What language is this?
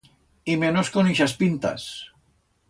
Aragonese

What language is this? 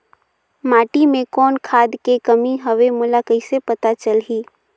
Chhattisgarhi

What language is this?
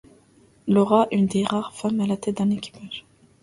French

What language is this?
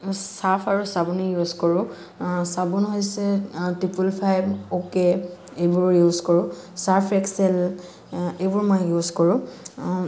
Assamese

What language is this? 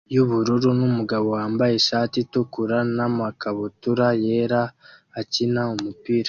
Kinyarwanda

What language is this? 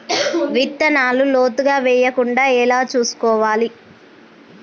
Telugu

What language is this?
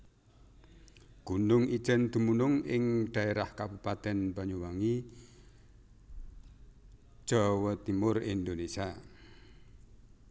Javanese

